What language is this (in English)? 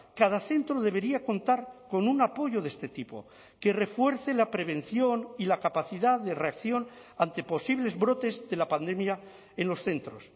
Spanish